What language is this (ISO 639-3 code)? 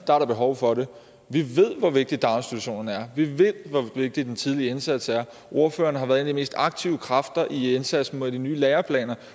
dan